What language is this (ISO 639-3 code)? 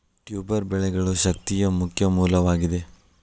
kan